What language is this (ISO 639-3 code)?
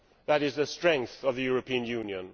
eng